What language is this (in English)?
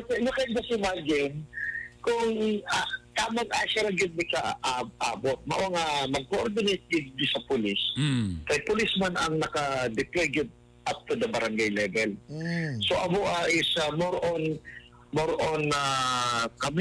Filipino